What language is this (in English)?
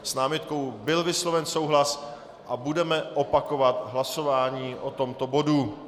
Czech